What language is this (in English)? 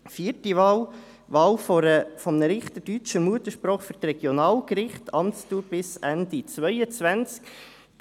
Swiss German